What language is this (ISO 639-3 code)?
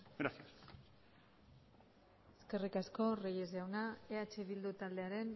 eus